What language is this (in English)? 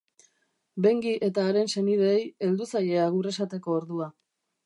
Basque